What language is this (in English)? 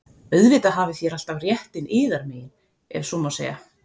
Icelandic